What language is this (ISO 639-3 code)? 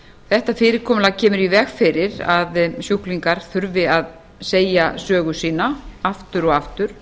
isl